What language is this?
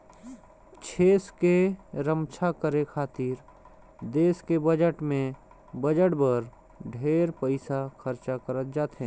Chhattisgarhi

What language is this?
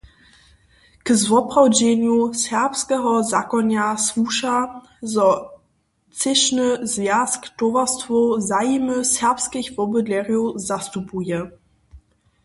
Upper Sorbian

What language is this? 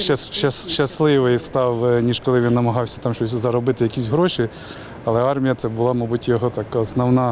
Ukrainian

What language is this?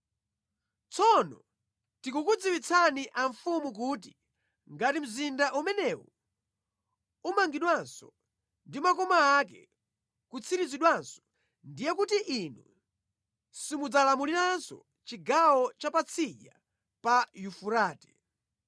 Nyanja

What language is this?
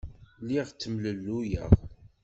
Kabyle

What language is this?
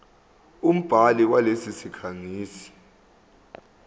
Zulu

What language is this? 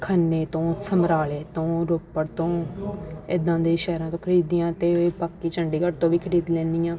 Punjabi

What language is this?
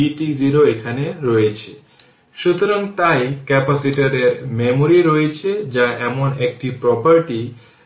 Bangla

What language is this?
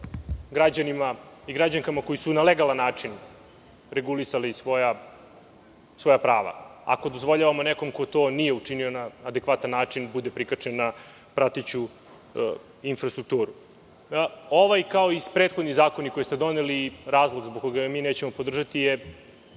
Serbian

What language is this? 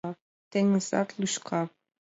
Mari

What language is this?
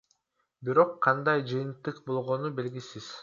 Kyrgyz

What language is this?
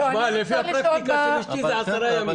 Hebrew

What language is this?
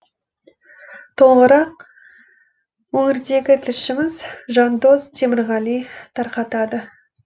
Kazakh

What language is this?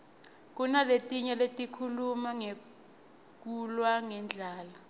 Swati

